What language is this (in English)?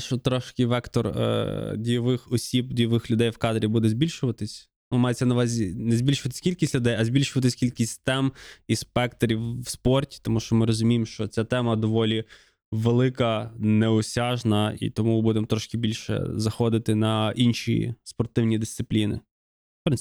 Ukrainian